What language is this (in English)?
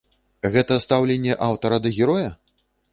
Belarusian